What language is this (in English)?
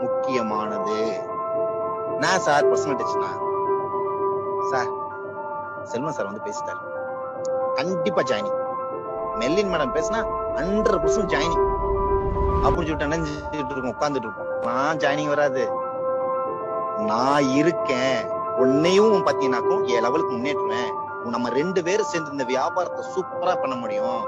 Tamil